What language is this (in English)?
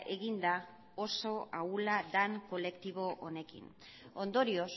Basque